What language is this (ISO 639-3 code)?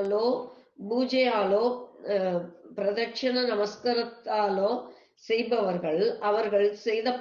tam